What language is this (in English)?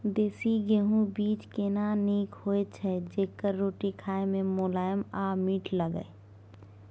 Maithili